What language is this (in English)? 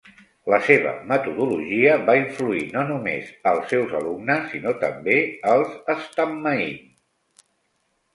Catalan